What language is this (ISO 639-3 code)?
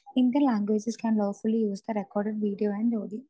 mal